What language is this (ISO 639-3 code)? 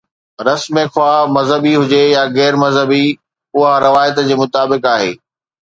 snd